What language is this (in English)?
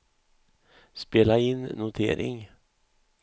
Swedish